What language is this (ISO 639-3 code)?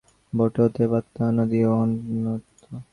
ben